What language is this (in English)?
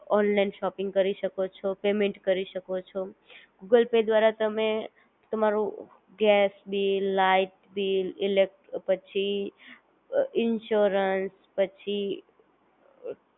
Gujarati